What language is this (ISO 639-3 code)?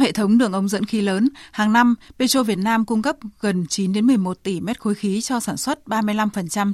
vie